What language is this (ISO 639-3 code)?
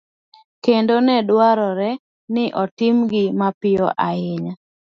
luo